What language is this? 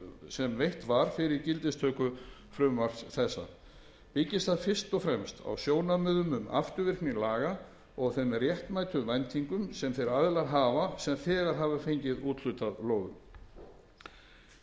Icelandic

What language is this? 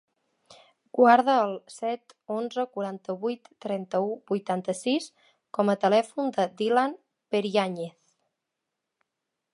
Catalan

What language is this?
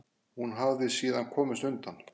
Icelandic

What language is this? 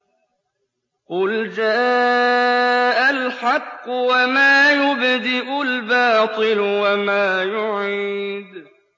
Arabic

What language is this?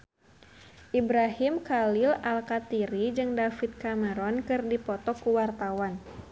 Sundanese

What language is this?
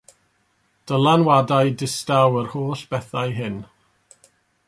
Welsh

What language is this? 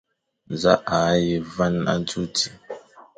Fang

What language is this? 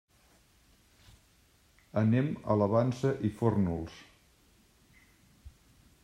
Catalan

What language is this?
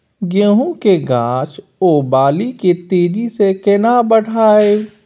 Maithili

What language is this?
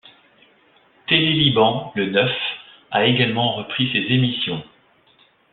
French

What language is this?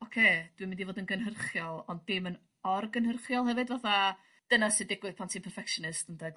Welsh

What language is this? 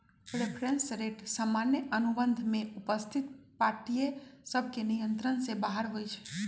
Magahi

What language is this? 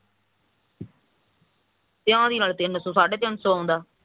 Punjabi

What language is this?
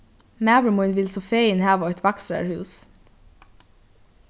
Faroese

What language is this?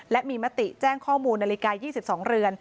Thai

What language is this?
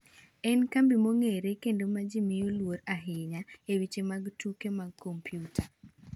Luo (Kenya and Tanzania)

